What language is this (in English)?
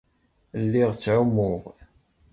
Kabyle